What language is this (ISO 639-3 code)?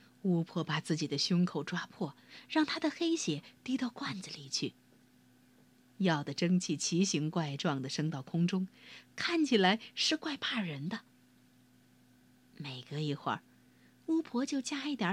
zho